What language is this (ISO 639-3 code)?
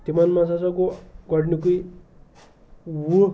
kas